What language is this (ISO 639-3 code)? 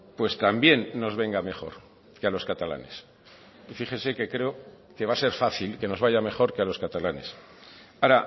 spa